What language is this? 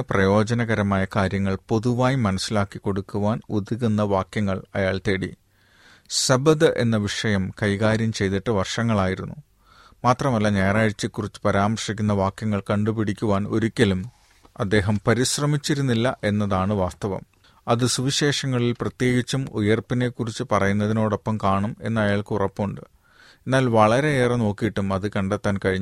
Malayalam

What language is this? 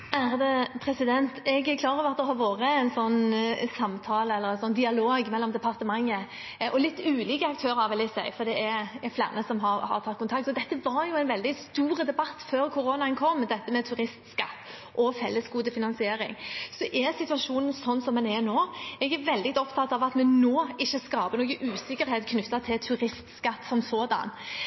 Norwegian Bokmål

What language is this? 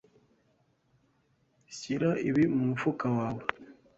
Kinyarwanda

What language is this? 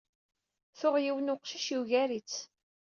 Kabyle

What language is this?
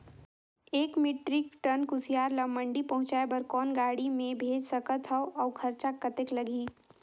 Chhattisgarhi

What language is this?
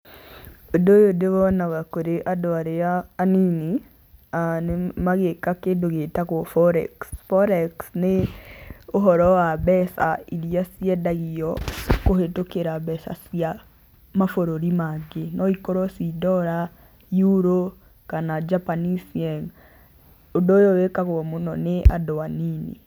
Kikuyu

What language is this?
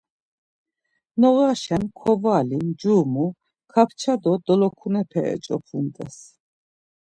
Laz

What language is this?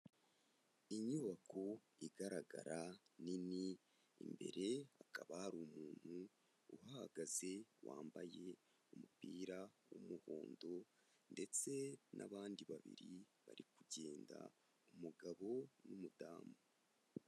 Kinyarwanda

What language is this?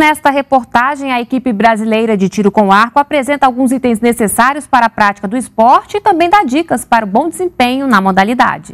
Portuguese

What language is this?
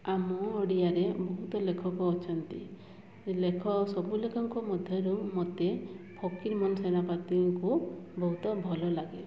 Odia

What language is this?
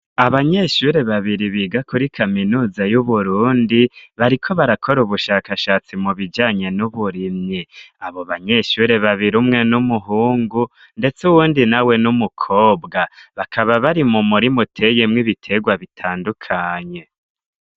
Rundi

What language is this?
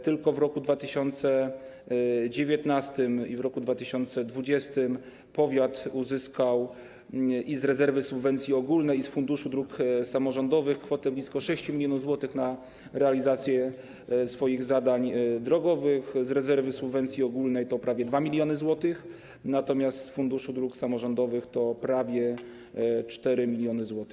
Polish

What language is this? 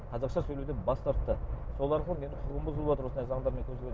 Kazakh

